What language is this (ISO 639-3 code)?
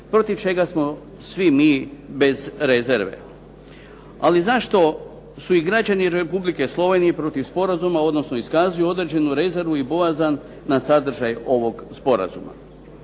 hrv